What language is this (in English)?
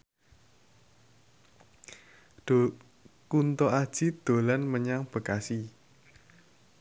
Javanese